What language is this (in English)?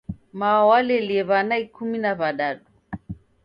Taita